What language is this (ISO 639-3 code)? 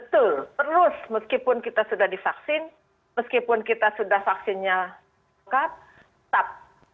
ind